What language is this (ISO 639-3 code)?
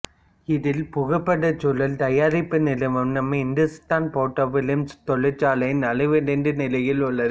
tam